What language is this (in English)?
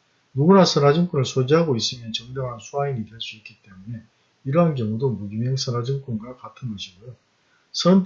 Korean